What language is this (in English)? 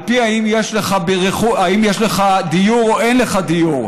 Hebrew